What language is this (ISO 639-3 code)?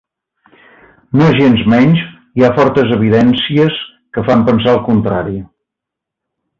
cat